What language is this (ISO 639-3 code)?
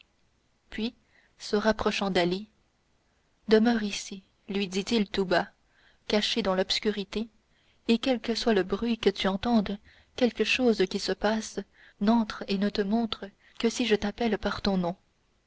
fra